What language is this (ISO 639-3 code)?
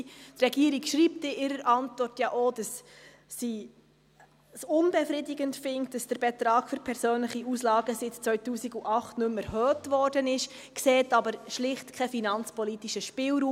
gsw